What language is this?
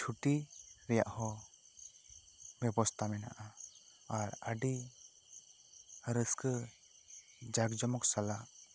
Santali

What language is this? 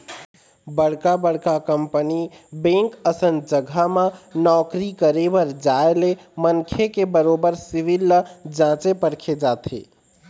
Chhattisgarhi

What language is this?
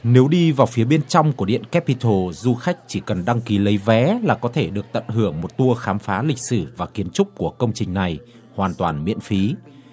Vietnamese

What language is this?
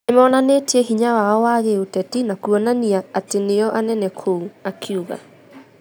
Kikuyu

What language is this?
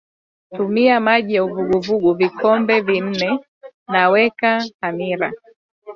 Swahili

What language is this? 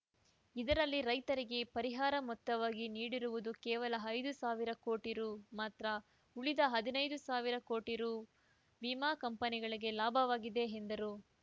Kannada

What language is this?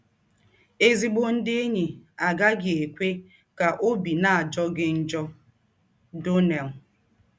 Igbo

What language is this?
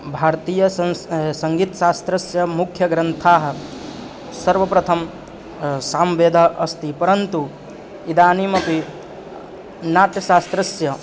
Sanskrit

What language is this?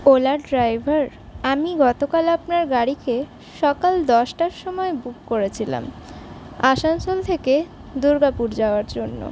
Bangla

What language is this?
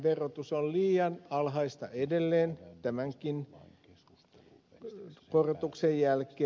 Finnish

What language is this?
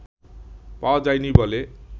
Bangla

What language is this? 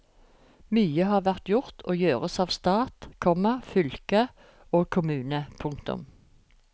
Norwegian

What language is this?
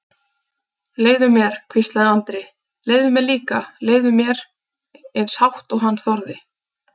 Icelandic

